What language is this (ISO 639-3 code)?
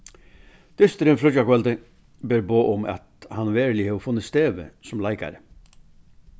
fao